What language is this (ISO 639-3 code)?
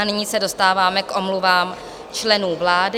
ces